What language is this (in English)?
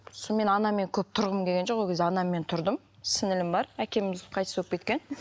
Kazakh